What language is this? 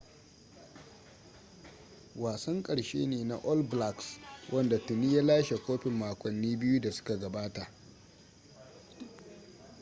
Hausa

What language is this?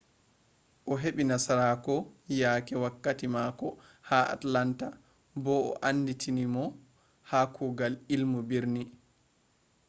Fula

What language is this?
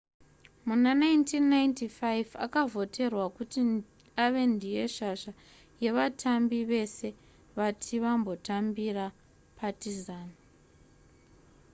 Shona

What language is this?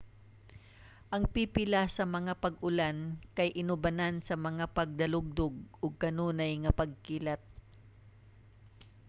Cebuano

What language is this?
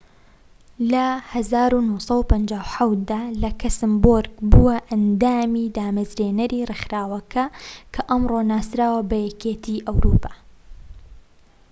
Central Kurdish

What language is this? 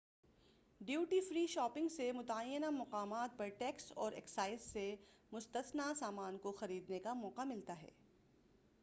Urdu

